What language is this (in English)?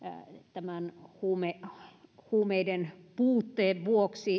Finnish